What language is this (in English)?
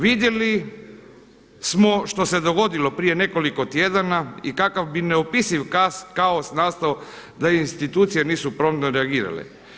Croatian